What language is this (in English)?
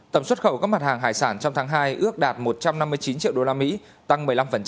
Vietnamese